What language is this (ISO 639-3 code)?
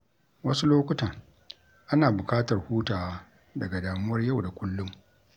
hau